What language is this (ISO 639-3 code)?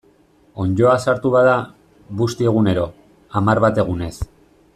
eus